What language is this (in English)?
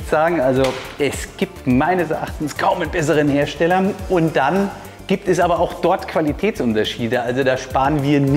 German